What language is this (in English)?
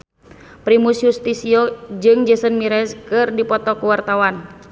Sundanese